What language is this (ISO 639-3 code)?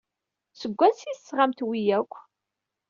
kab